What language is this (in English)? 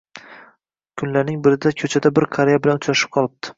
Uzbek